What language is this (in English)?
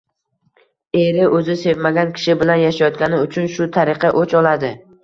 Uzbek